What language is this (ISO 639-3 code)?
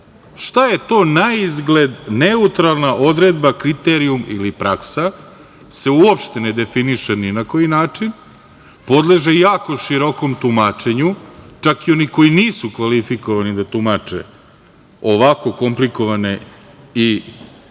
srp